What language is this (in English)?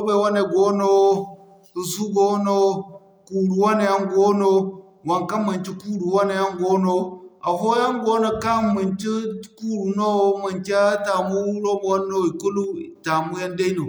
Zarma